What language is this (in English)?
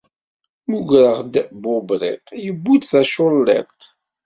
Kabyle